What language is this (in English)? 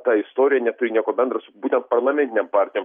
Lithuanian